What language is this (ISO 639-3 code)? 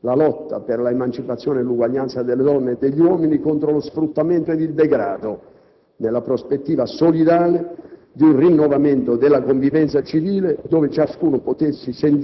ita